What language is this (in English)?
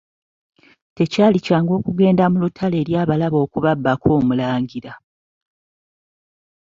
Ganda